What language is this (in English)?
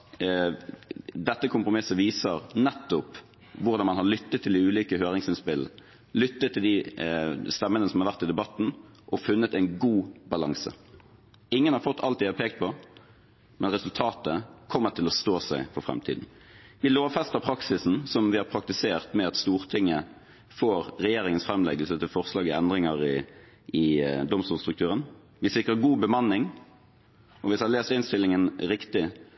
Norwegian Bokmål